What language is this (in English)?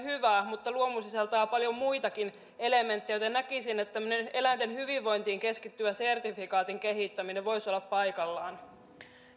Finnish